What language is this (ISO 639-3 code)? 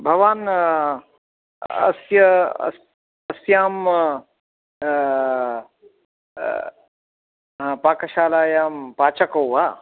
san